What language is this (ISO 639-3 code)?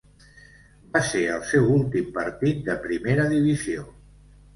cat